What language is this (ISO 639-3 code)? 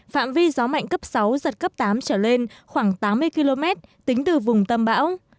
vie